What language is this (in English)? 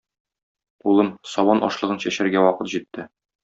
Tatar